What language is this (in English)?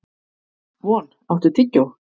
Icelandic